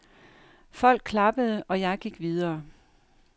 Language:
Danish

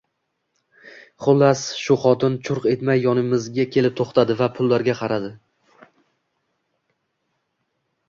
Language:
Uzbek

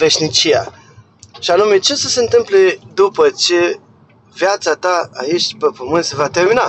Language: Romanian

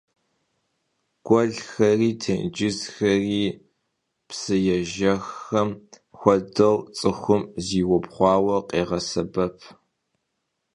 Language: Kabardian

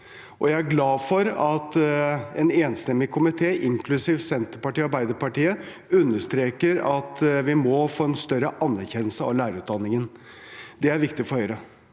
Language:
Norwegian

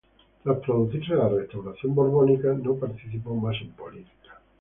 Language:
Spanish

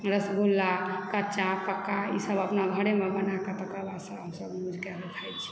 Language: Maithili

